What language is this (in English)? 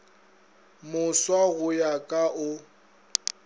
Northern Sotho